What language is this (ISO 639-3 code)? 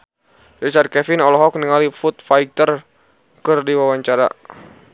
sun